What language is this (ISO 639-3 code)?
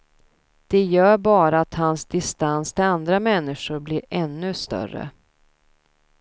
swe